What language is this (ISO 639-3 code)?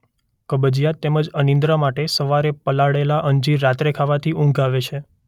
guj